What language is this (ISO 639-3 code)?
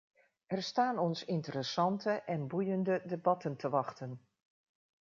nld